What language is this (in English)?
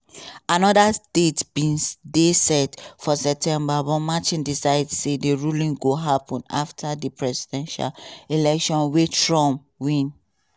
Nigerian Pidgin